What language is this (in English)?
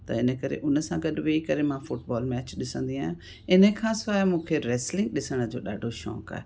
Sindhi